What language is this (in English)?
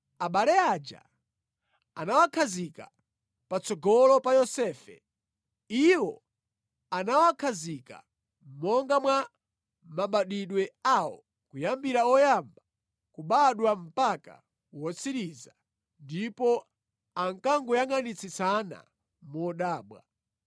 Nyanja